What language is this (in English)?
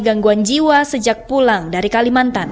Indonesian